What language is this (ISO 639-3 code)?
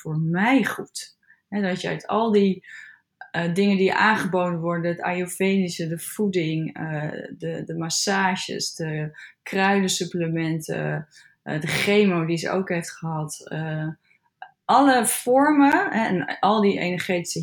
nld